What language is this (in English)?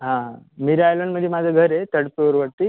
Marathi